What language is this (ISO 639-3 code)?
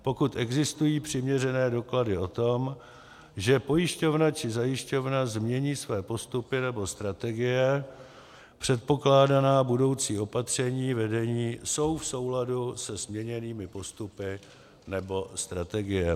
ces